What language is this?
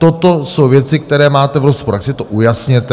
Czech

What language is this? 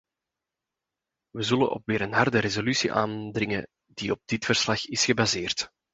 Dutch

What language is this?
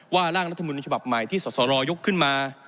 Thai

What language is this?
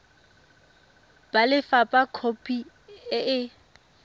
Tswana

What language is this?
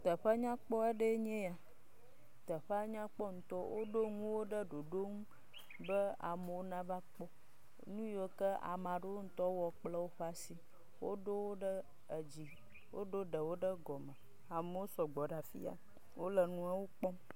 Ewe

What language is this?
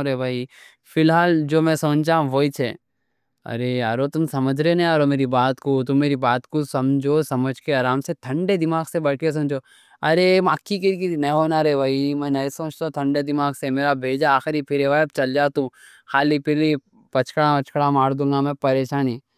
Deccan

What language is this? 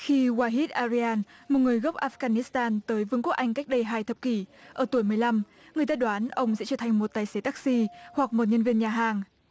Vietnamese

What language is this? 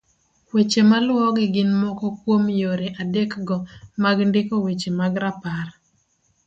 Luo (Kenya and Tanzania)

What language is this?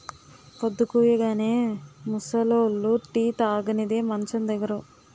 Telugu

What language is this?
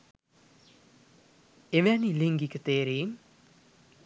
Sinhala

